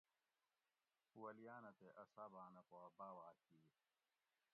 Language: Gawri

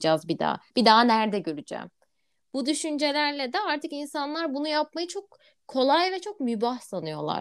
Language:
Turkish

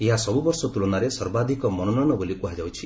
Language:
Odia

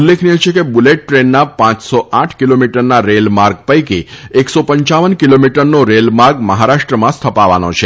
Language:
Gujarati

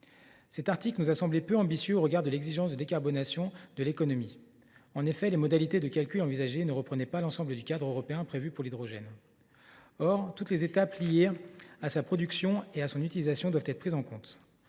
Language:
French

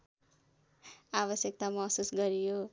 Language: Nepali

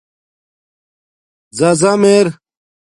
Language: Domaaki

